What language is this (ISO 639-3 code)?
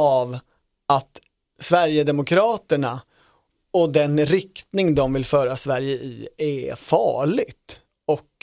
swe